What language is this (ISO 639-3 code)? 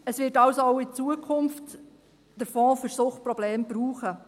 gsw